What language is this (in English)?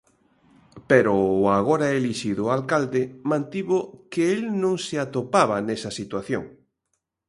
Galician